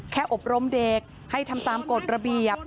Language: Thai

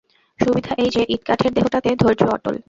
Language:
Bangla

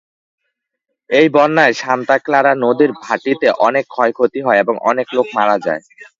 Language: Bangla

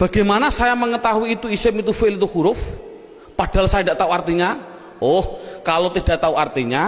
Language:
Indonesian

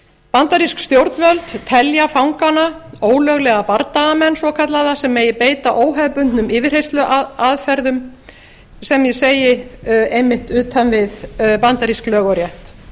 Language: Icelandic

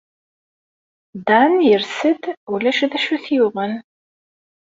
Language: Kabyle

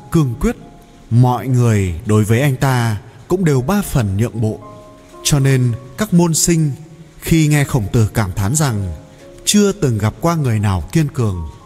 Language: Vietnamese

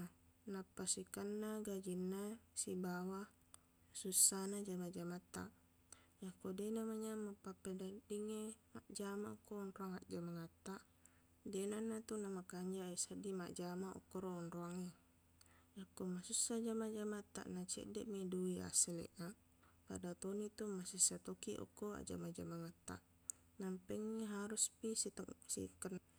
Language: Buginese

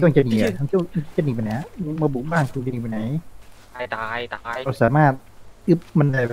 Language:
Thai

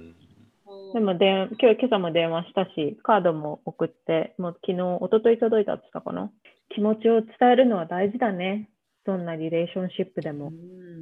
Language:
Japanese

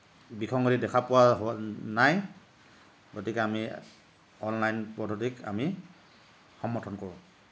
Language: Assamese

